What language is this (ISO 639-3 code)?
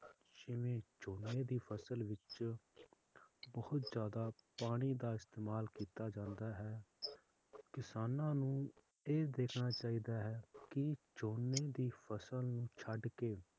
pan